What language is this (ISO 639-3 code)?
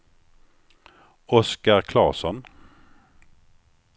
swe